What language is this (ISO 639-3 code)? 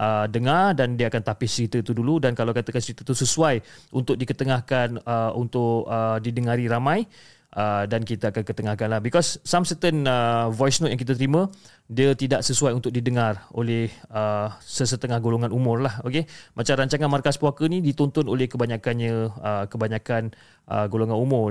msa